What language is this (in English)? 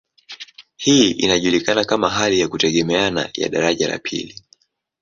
Swahili